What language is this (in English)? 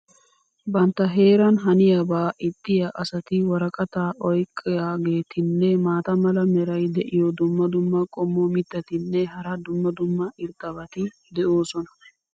Wolaytta